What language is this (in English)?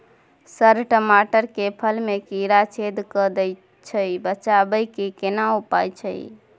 Maithili